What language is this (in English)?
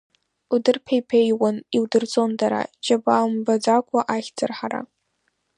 Abkhazian